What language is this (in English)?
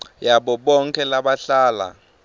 Swati